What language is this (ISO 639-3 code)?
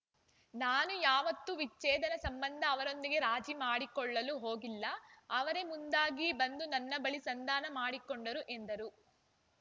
kan